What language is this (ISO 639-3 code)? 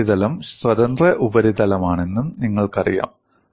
mal